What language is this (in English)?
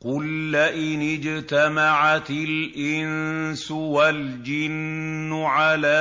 Arabic